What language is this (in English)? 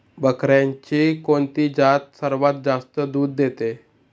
Marathi